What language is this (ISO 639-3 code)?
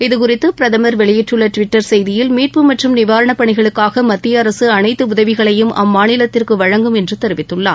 tam